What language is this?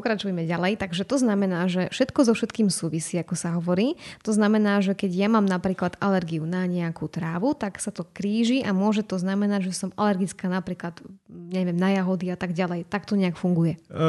Slovak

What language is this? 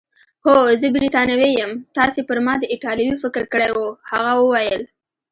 Pashto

